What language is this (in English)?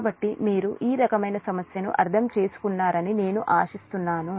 Telugu